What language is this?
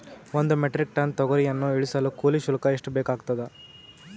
Kannada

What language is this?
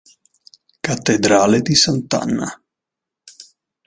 Italian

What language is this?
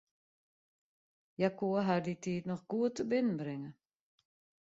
Western Frisian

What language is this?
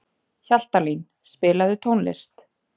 Icelandic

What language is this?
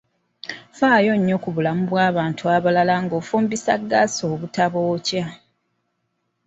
Ganda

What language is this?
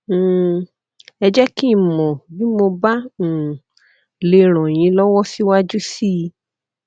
Yoruba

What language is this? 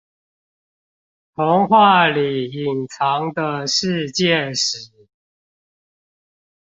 Chinese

